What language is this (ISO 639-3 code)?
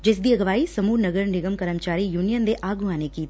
pan